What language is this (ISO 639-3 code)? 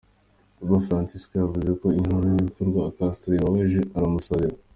kin